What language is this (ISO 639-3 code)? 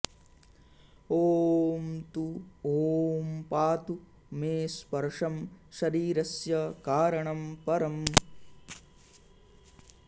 san